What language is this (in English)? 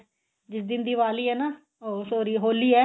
Punjabi